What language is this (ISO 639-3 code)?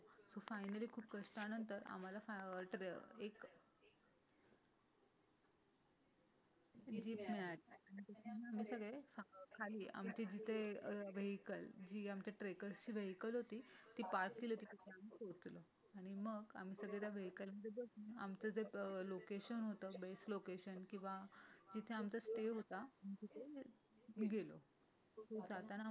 mar